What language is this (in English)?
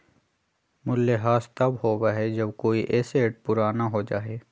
Magahi